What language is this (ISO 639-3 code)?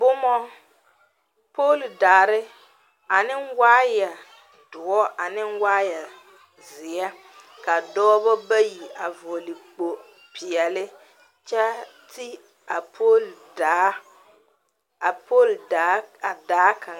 dga